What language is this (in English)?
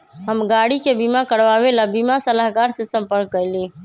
Magahi